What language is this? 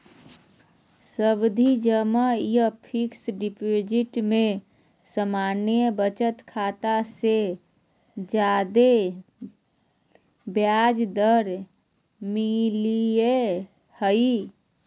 Magahi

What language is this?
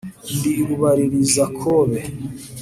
Kinyarwanda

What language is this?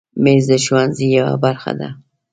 Pashto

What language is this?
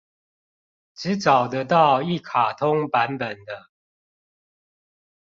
Chinese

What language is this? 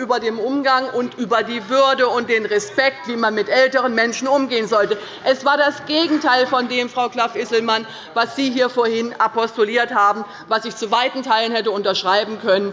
German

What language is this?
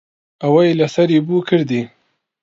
Central Kurdish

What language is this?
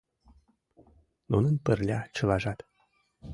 Mari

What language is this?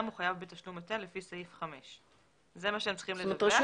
Hebrew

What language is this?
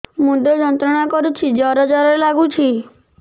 Odia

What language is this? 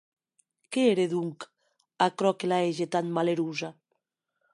Occitan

